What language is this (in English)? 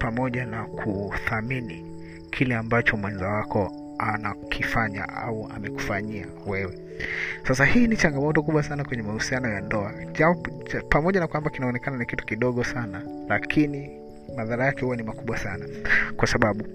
Swahili